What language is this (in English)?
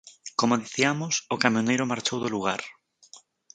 Galician